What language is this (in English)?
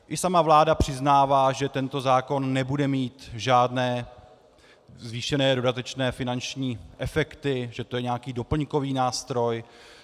Czech